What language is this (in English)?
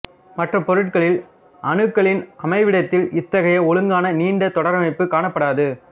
Tamil